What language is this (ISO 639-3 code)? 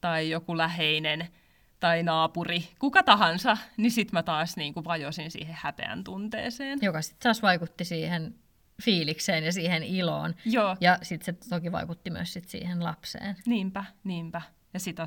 fin